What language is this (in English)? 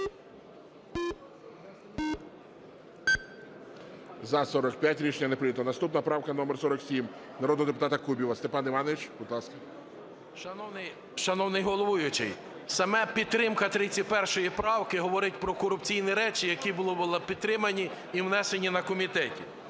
Ukrainian